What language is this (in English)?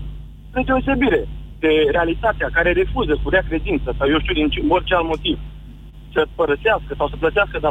Romanian